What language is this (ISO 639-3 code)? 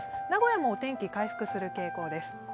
jpn